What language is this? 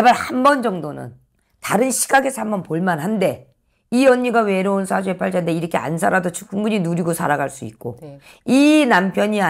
Korean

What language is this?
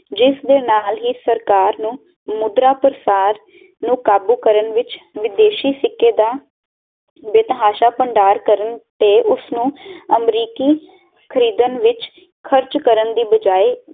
Punjabi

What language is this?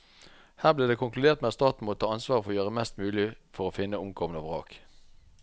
Norwegian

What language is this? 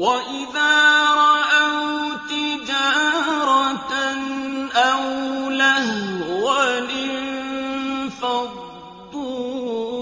Arabic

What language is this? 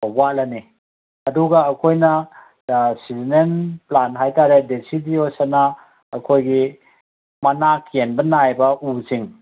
Manipuri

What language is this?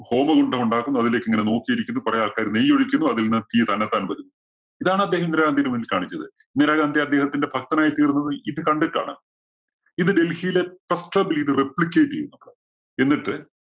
Malayalam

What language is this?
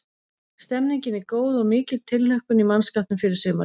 Icelandic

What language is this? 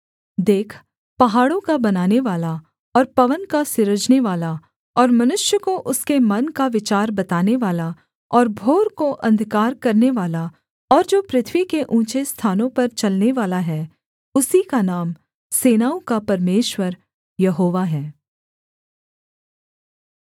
Hindi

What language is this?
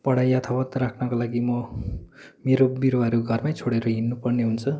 Nepali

